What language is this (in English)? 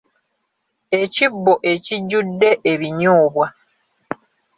Ganda